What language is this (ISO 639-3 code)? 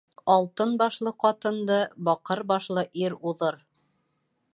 bak